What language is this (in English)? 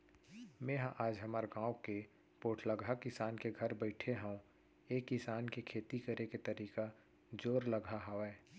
Chhattisgarhi